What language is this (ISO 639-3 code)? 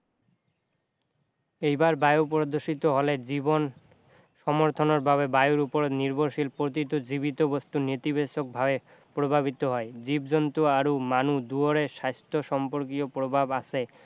asm